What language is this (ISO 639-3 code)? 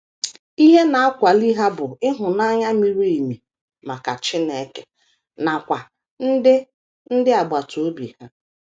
ibo